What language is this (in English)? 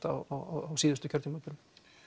Icelandic